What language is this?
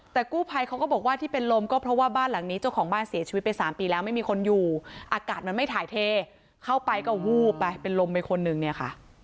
Thai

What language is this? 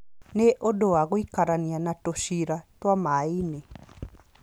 Kikuyu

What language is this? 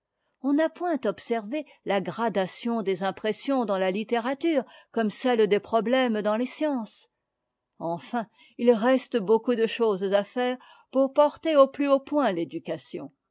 French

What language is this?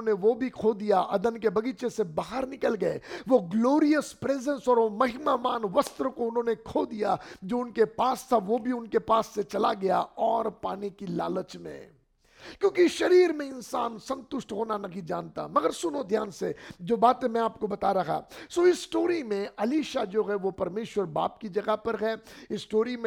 Hindi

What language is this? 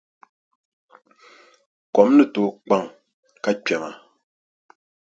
Dagbani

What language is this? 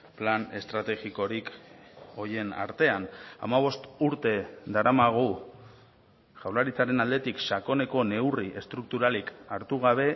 Basque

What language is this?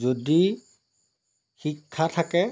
Assamese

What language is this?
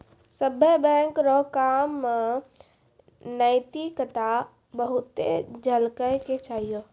Maithili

